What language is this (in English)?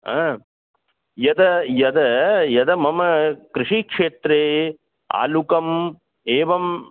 Sanskrit